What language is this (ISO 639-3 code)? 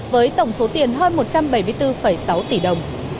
vie